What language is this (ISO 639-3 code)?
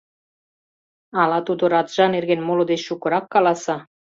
chm